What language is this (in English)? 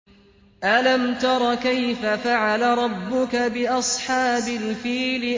Arabic